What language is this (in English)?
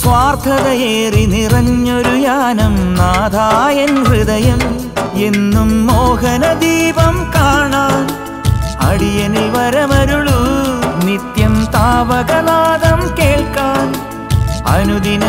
Malayalam